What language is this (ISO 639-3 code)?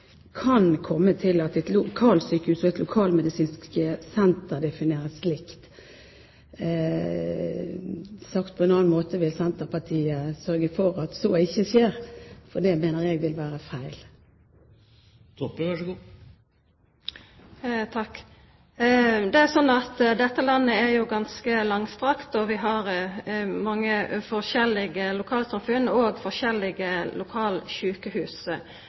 nor